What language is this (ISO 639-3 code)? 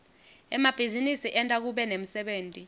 ssw